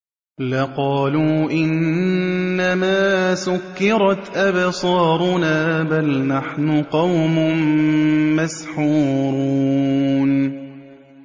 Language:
Arabic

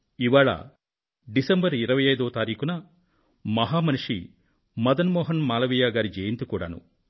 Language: Telugu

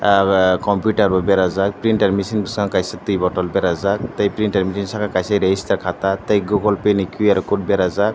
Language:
Kok Borok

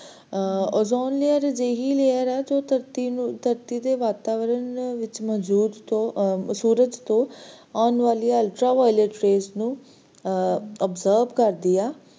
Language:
Punjabi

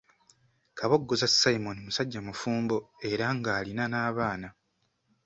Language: Ganda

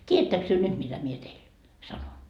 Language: Finnish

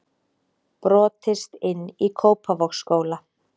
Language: Icelandic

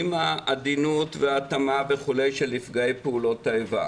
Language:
Hebrew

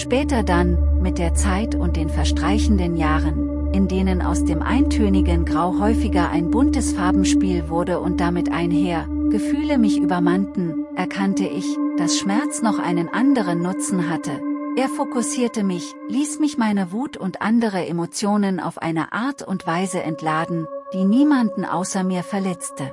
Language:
German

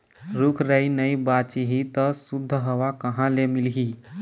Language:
Chhattisgarhi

